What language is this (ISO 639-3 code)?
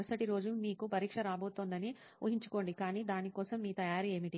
tel